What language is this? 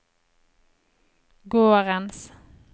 Norwegian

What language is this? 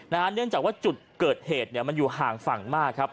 Thai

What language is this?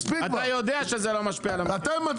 Hebrew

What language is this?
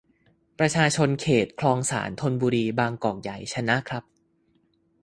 Thai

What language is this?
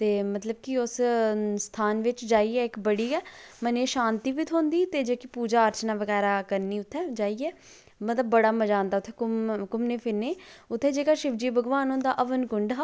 Dogri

